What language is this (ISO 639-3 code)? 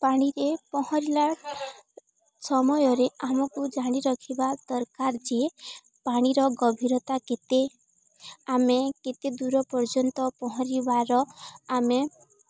ori